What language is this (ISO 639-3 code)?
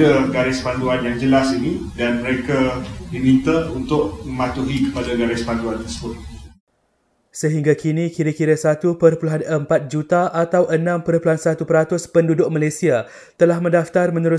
msa